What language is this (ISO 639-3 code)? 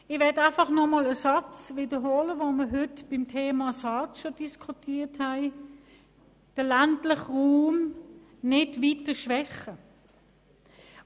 gsw